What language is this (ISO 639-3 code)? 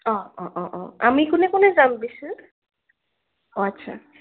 asm